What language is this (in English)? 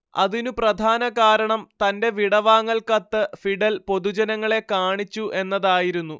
Malayalam